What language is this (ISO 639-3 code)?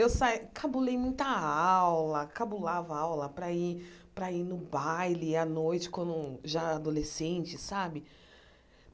por